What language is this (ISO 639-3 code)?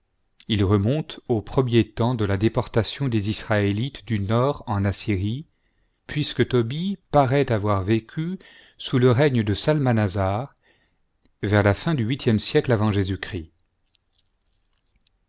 fra